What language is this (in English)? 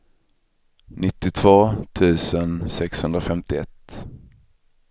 Swedish